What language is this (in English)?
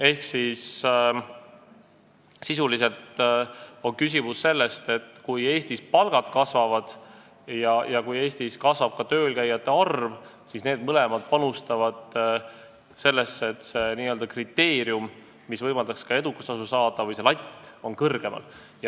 Estonian